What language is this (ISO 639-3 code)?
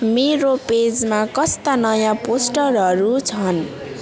nep